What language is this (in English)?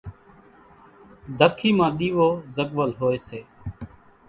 Kachi Koli